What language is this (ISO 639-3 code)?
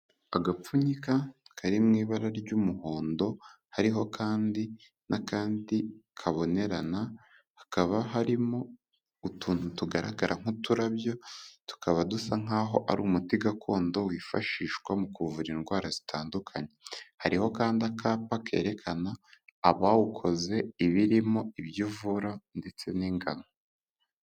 kin